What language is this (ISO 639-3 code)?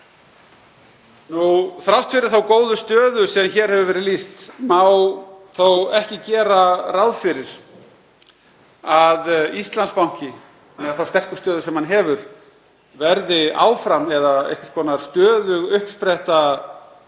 isl